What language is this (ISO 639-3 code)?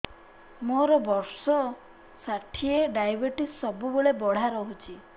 ori